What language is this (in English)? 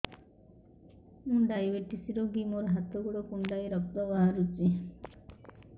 Odia